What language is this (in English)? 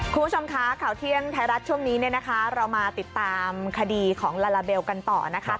Thai